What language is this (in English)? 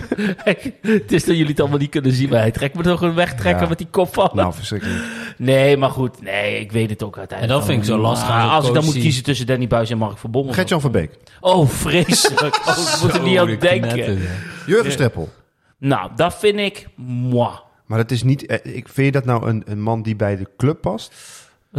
Dutch